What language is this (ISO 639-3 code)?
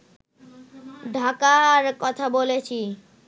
ben